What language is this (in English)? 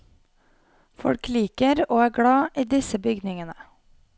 Norwegian